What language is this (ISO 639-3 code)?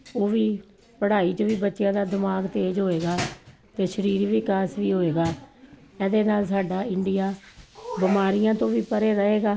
pan